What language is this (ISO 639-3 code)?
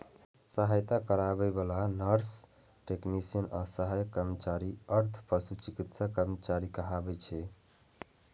mai